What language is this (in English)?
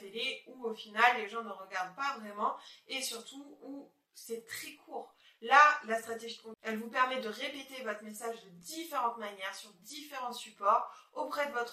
French